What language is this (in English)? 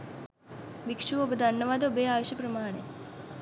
Sinhala